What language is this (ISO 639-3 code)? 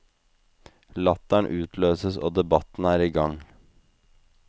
nor